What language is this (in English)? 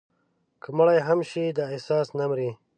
Pashto